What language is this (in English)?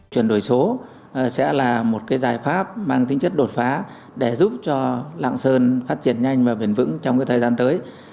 Vietnamese